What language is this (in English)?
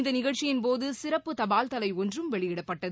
Tamil